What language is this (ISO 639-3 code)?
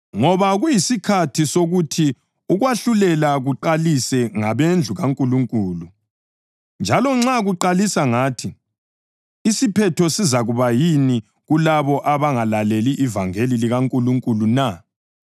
nde